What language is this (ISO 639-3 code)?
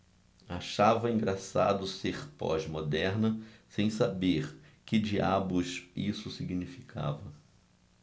por